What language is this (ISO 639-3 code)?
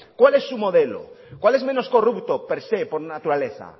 spa